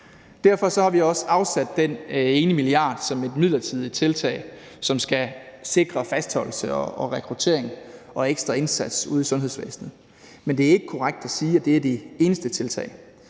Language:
Danish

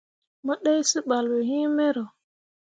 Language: Mundang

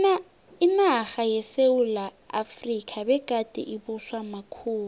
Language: South Ndebele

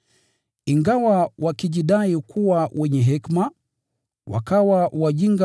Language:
Swahili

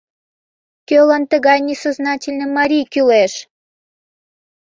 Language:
Mari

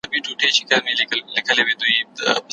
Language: Pashto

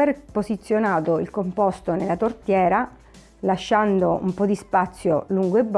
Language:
Italian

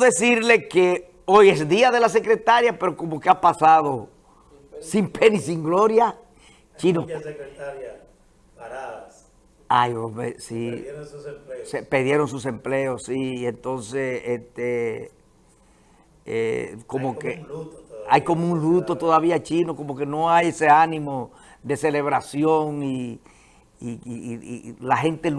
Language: Spanish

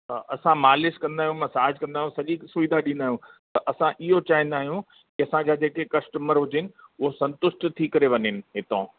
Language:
Sindhi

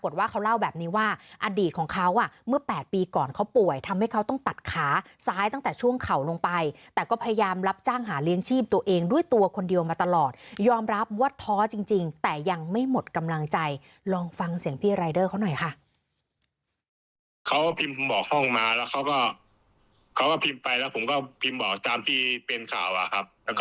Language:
Thai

